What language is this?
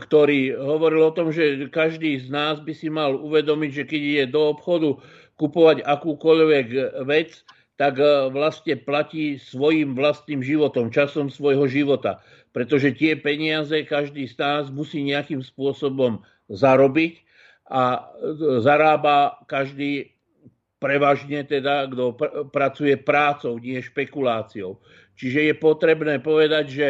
Slovak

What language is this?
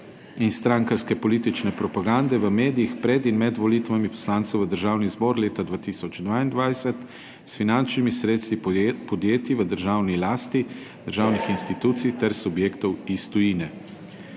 Slovenian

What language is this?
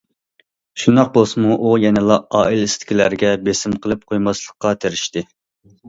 Uyghur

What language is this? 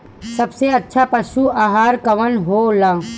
Bhojpuri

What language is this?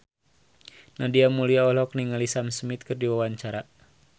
Sundanese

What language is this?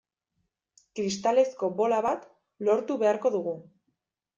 Basque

